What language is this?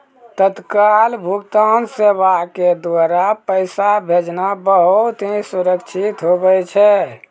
Maithili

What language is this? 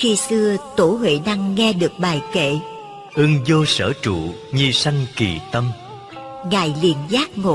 Vietnamese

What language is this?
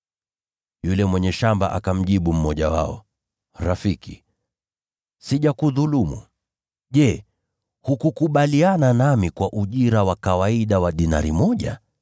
Swahili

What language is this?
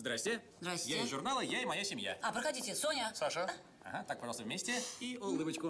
Russian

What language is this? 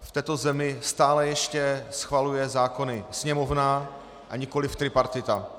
Czech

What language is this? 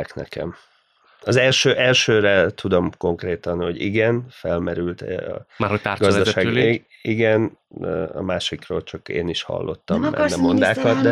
Hungarian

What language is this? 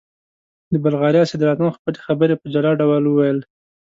Pashto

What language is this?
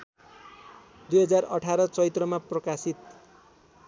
Nepali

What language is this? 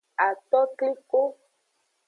Aja (Benin)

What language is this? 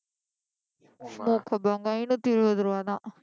Tamil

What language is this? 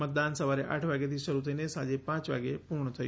Gujarati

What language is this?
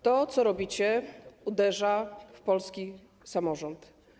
Polish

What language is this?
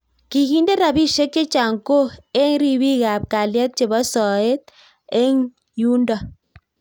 Kalenjin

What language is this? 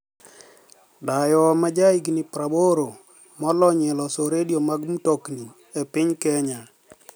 Luo (Kenya and Tanzania)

